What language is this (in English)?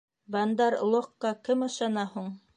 Bashkir